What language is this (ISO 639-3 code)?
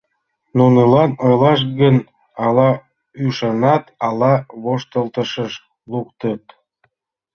chm